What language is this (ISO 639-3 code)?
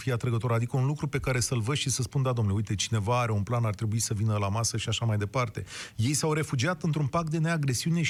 ron